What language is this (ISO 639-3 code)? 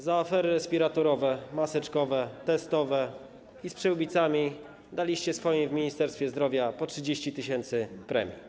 pol